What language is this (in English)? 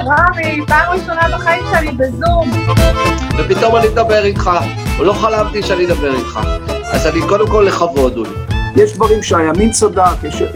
Hebrew